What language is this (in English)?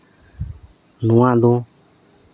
Santali